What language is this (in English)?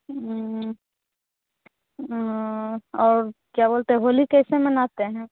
Hindi